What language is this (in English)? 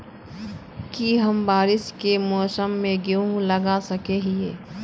Magahi